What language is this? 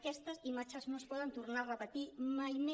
Catalan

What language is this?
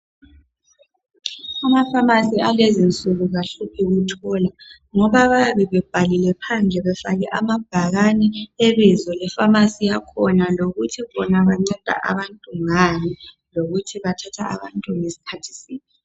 North Ndebele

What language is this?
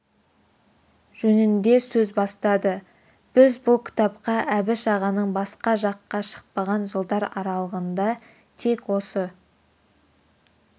Kazakh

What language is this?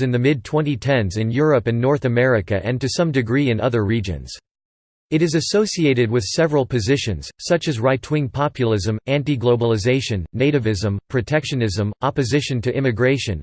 English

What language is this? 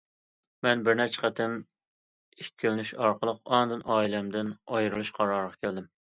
Uyghur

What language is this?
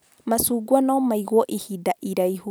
Kikuyu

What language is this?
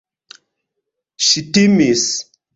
Esperanto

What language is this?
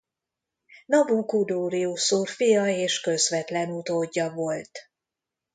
Hungarian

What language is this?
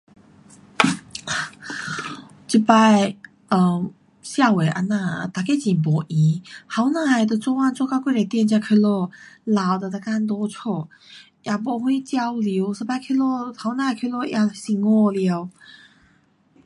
Pu-Xian Chinese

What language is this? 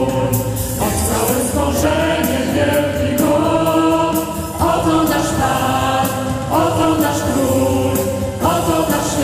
Dutch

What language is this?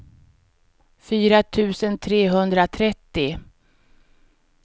Swedish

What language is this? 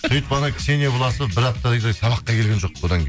Kazakh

